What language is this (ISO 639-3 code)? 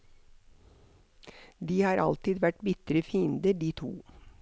nor